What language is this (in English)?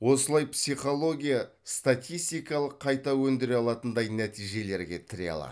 Kazakh